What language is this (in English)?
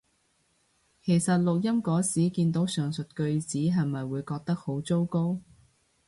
Cantonese